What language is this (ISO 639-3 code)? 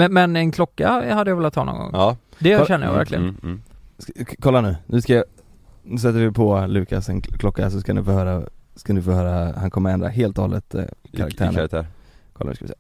swe